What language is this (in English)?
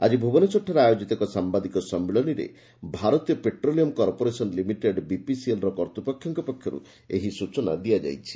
Odia